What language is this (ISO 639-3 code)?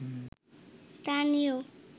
ben